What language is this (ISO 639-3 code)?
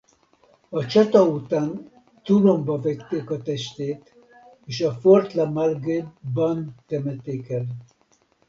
hun